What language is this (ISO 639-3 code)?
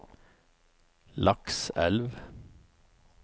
nor